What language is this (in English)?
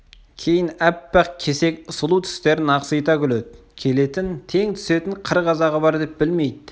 Kazakh